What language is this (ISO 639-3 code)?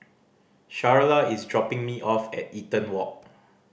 eng